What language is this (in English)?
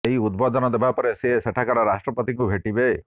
Odia